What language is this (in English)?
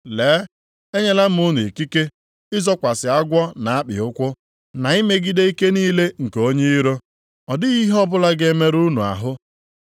Igbo